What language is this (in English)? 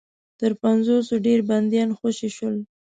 Pashto